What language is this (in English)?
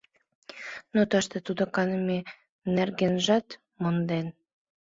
Mari